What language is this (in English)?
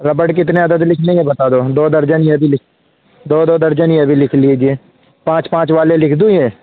Urdu